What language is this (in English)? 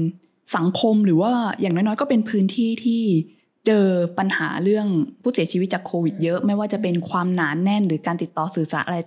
Thai